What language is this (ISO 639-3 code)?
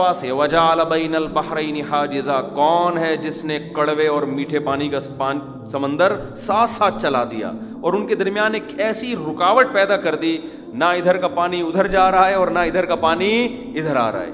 urd